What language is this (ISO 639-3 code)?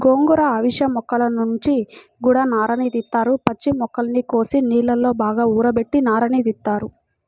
tel